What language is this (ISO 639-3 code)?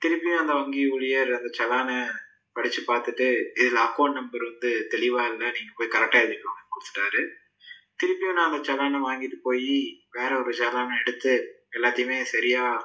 tam